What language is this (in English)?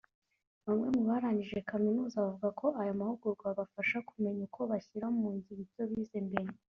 Kinyarwanda